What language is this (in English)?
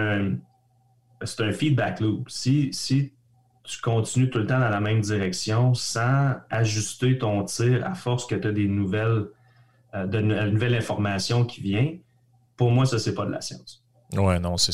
French